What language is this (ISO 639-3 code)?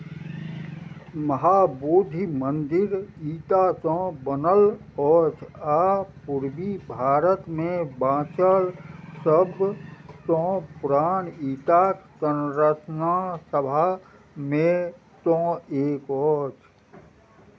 mai